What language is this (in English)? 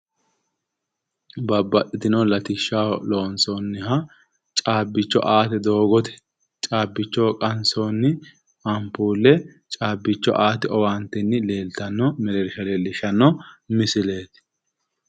Sidamo